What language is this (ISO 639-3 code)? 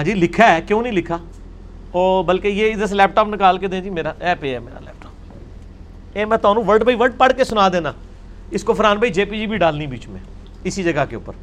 urd